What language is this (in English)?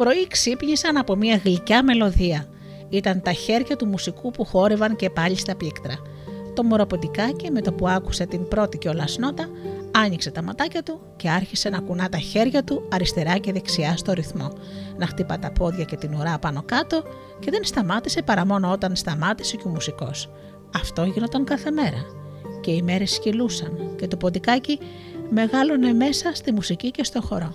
Greek